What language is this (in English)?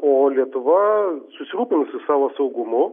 Lithuanian